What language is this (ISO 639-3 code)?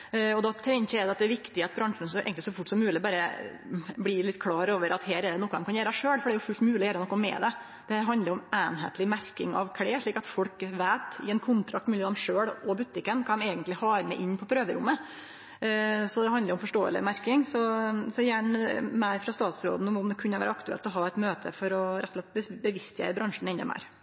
nno